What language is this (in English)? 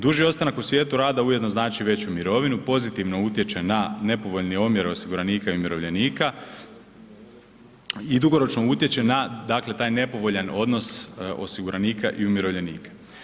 Croatian